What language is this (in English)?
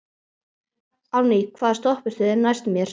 Icelandic